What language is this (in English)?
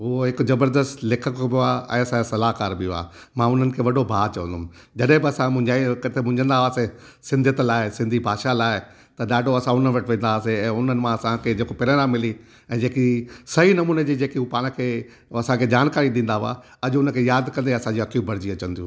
Sindhi